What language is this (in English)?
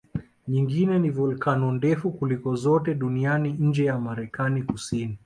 Swahili